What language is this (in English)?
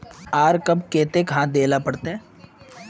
Magahi